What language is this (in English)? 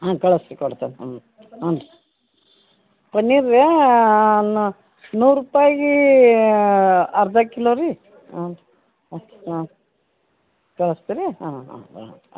Kannada